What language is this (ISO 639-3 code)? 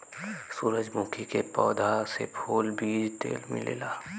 bho